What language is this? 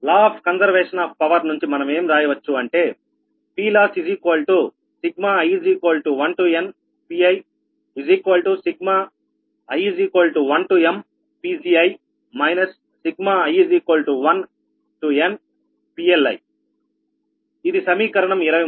Telugu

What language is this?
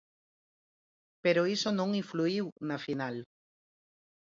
Galician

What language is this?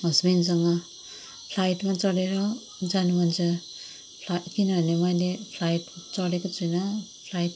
Nepali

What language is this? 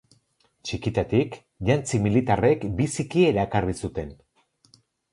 Basque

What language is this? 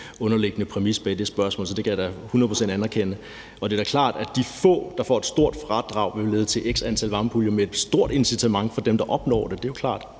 Danish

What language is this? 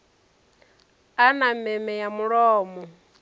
Venda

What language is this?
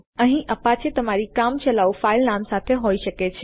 Gujarati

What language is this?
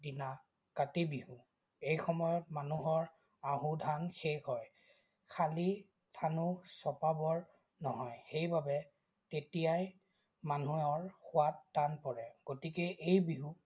Assamese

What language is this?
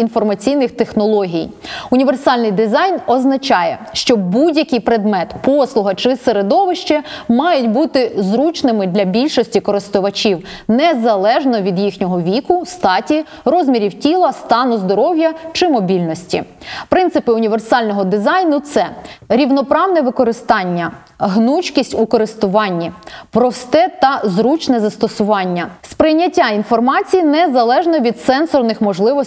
Ukrainian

